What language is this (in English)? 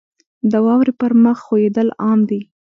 Pashto